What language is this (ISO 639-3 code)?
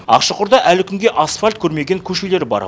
kaz